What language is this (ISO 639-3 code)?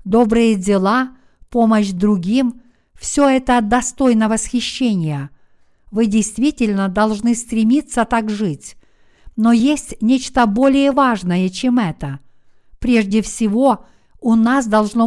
rus